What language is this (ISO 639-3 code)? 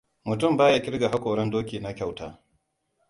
hau